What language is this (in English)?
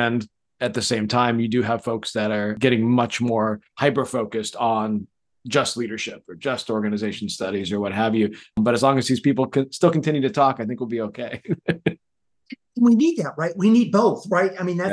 English